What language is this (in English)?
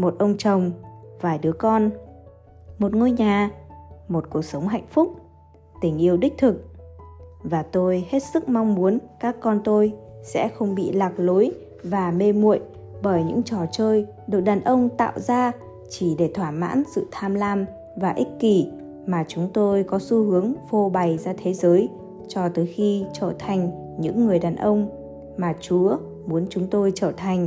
Vietnamese